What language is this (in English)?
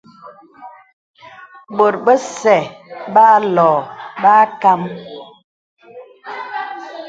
Bebele